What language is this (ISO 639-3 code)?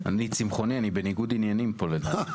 heb